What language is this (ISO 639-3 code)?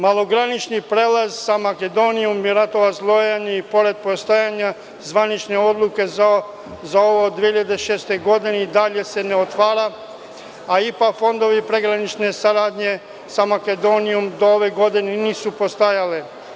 srp